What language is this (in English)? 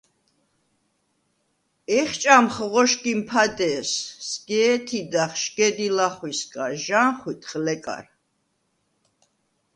Svan